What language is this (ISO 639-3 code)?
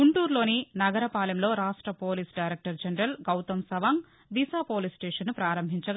tel